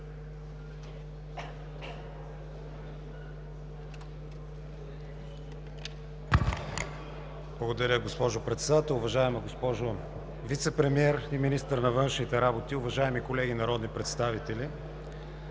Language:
Bulgarian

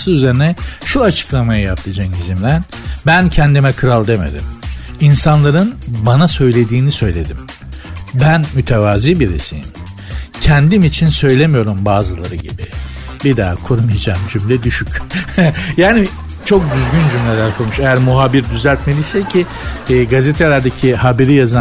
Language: Turkish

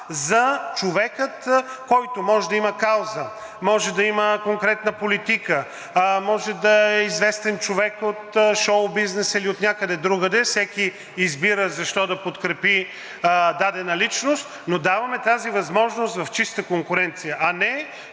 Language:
Bulgarian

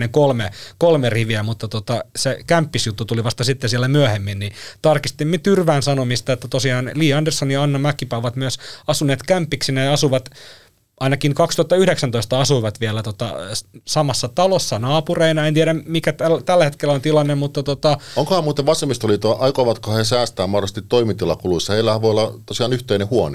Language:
Finnish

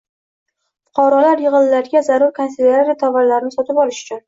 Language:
Uzbek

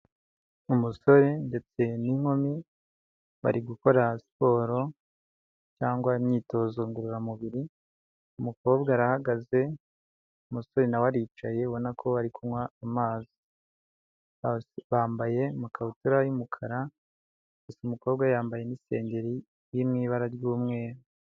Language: Kinyarwanda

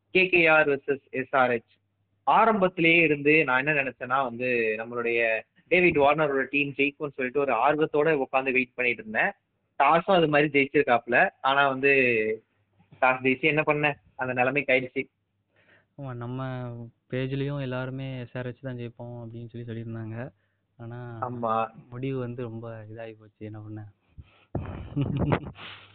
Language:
Tamil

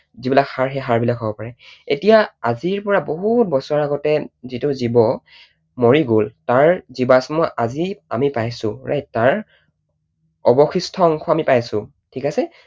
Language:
Assamese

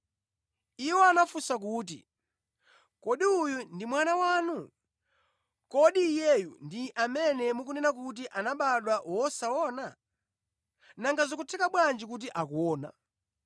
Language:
Nyanja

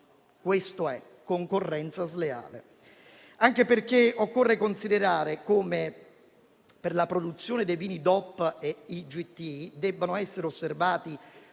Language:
Italian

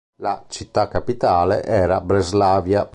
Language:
Italian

